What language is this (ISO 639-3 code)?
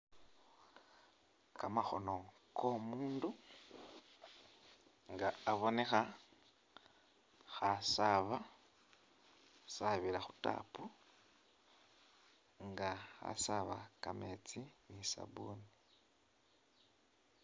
myx